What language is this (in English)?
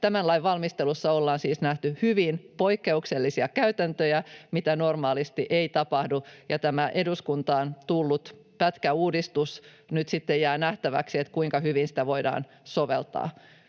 Finnish